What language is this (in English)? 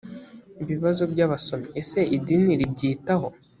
Kinyarwanda